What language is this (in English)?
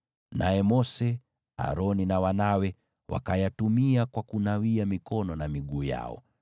Swahili